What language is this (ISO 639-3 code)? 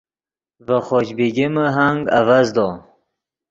ydg